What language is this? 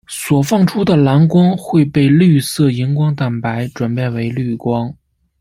Chinese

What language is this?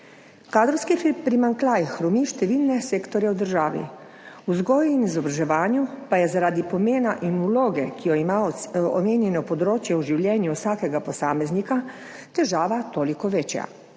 Slovenian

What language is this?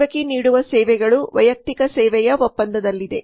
Kannada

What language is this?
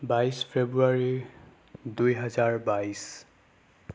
Assamese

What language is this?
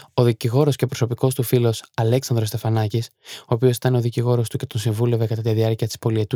Greek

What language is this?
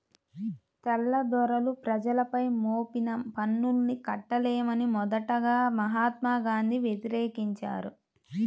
Telugu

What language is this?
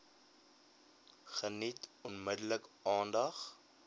Afrikaans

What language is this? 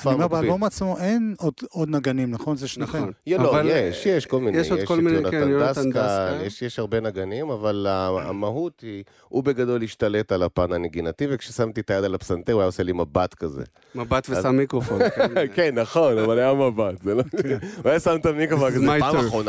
Hebrew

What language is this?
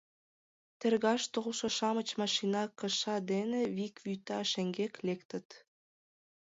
Mari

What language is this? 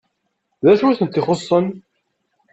Kabyle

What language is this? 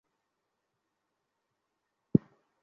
Bangla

